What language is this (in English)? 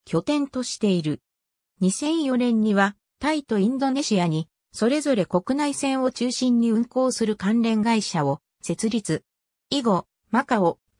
Japanese